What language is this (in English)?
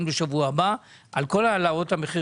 Hebrew